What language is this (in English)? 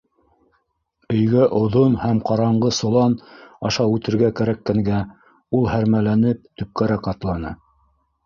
Bashkir